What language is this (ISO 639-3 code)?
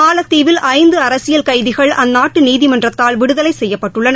tam